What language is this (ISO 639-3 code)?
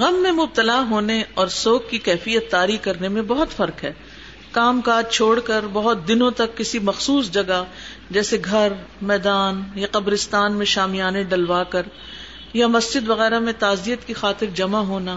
urd